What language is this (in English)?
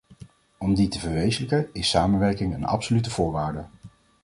Dutch